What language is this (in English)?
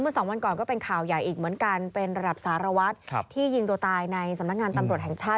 Thai